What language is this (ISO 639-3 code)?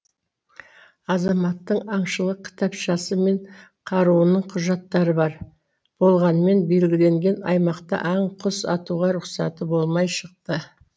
kaz